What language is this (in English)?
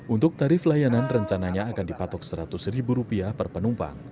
Indonesian